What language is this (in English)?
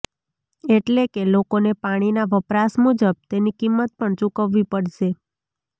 Gujarati